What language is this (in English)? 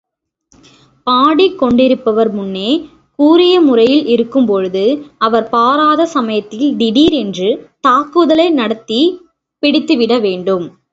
Tamil